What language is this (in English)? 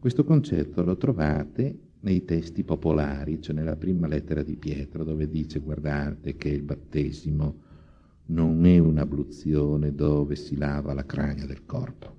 Italian